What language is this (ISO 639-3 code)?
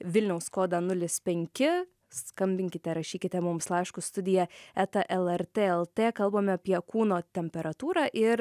lit